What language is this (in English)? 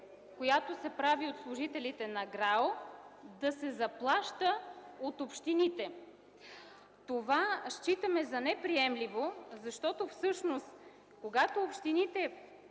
Bulgarian